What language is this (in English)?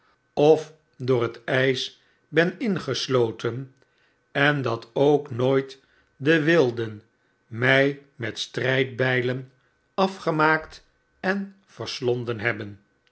Dutch